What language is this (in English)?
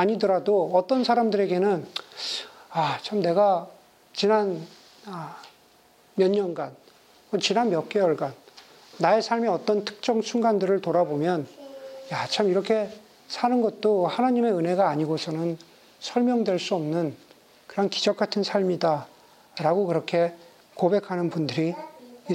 Korean